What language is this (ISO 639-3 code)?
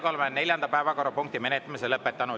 est